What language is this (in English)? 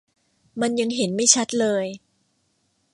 Thai